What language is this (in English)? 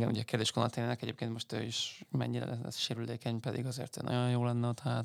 Hungarian